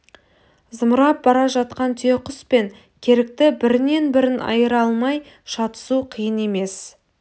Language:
Kazakh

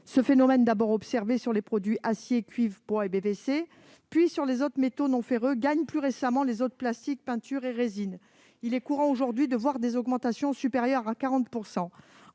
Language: French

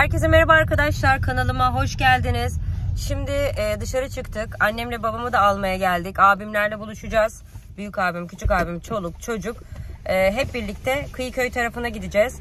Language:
Turkish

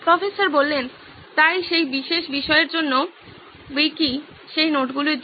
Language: Bangla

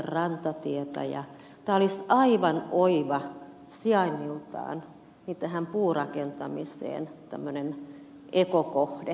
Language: Finnish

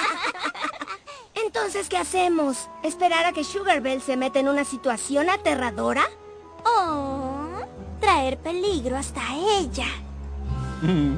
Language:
Spanish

